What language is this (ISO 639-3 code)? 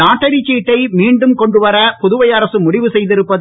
tam